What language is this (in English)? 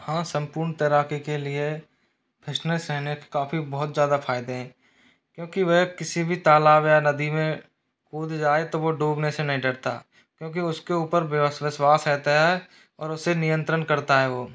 Hindi